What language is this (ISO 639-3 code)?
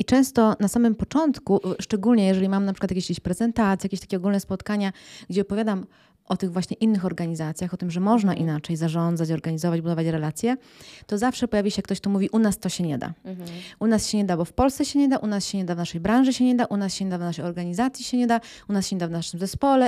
pol